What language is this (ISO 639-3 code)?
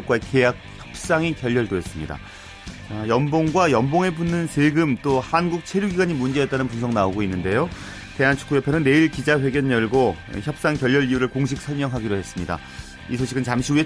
kor